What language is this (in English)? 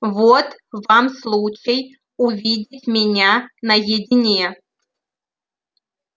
Russian